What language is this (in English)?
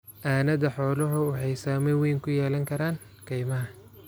Somali